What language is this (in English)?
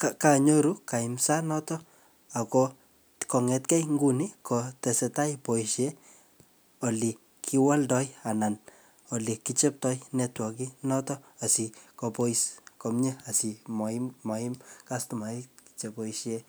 Kalenjin